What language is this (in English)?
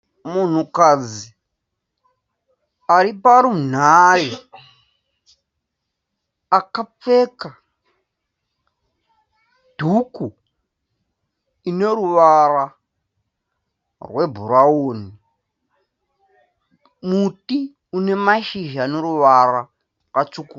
Shona